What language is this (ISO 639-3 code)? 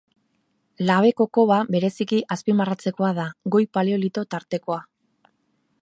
eus